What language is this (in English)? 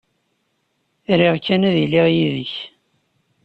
Kabyle